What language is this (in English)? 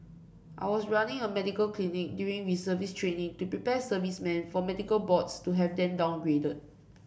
English